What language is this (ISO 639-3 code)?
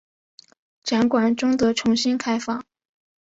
zho